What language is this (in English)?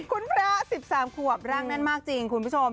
Thai